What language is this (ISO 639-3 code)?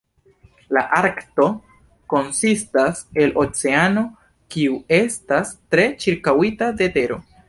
epo